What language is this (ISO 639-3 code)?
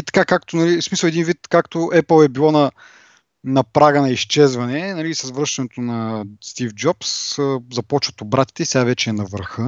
bul